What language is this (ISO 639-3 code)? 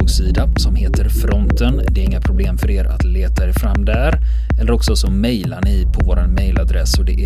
swe